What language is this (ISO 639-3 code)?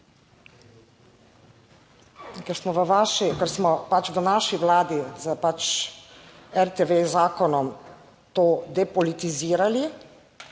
slv